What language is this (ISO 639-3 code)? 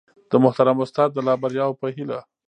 pus